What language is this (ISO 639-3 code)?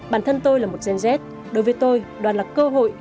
vie